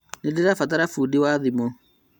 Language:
Kikuyu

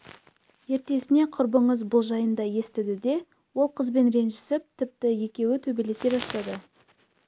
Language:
Kazakh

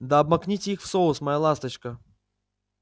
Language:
Russian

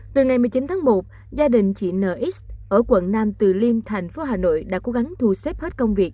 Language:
Vietnamese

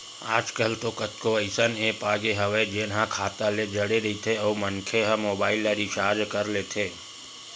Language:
Chhattisgarhi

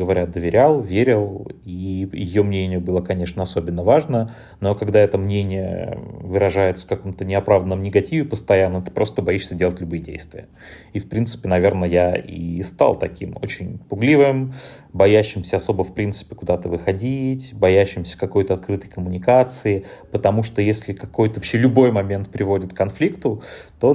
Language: Russian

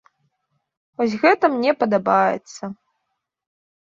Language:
Belarusian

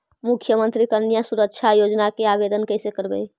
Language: Magahi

